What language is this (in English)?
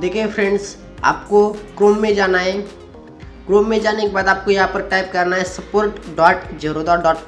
Hindi